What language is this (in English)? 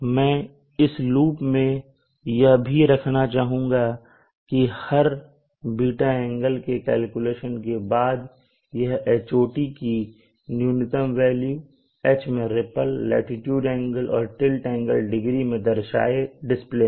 Hindi